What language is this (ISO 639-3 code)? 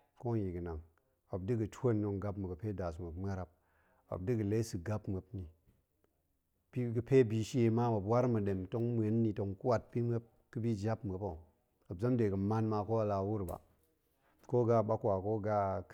ank